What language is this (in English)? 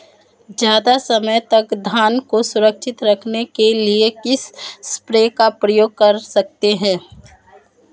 Hindi